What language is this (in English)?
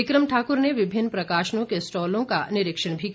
Hindi